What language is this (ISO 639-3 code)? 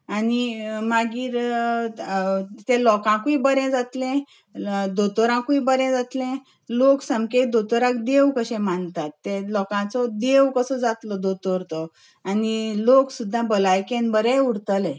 kok